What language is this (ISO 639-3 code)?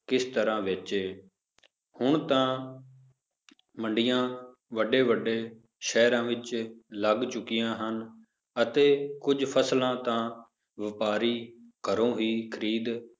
pan